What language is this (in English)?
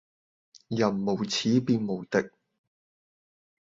Cantonese